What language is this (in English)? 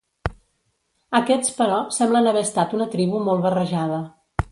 Catalan